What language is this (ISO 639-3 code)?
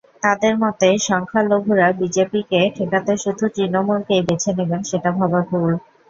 ben